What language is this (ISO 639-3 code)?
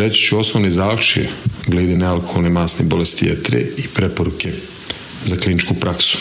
hrv